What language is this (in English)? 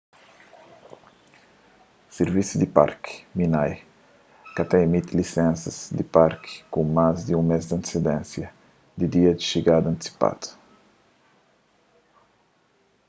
Kabuverdianu